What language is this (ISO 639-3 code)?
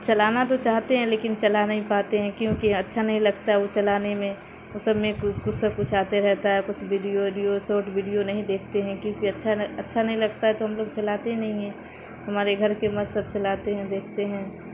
urd